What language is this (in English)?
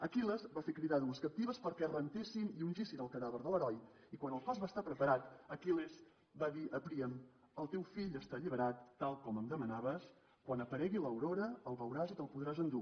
Catalan